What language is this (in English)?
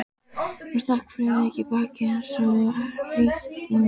Icelandic